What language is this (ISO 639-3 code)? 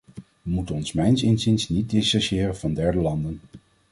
nld